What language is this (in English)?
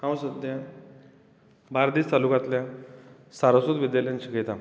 Konkani